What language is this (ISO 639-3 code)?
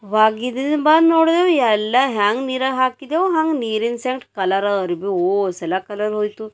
kan